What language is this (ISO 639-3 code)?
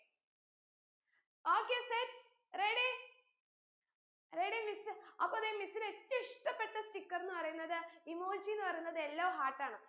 mal